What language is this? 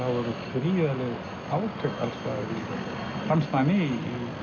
Icelandic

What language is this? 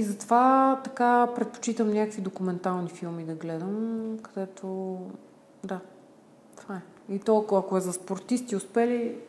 Bulgarian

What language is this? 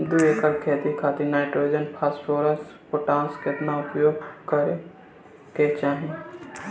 Bhojpuri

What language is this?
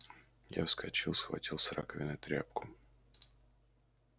Russian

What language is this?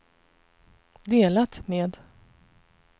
Swedish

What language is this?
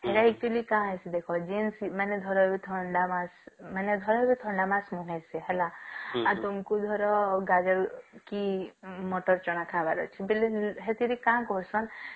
Odia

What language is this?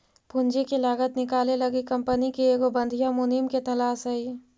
Magahi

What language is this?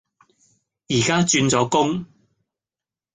Cantonese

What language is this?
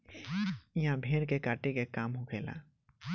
Bhojpuri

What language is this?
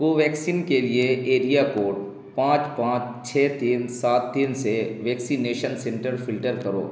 Urdu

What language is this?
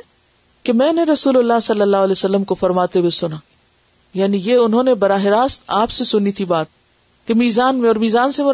Urdu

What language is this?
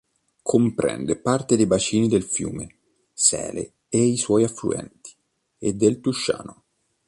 Italian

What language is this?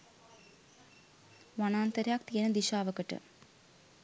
Sinhala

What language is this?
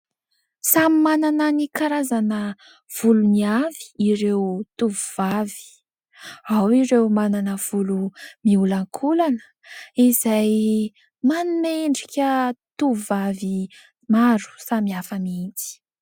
Malagasy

